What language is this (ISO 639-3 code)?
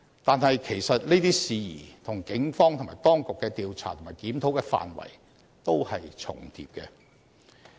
yue